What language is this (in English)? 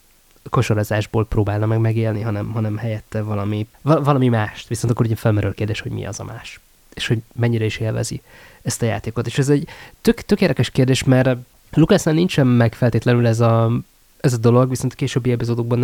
Hungarian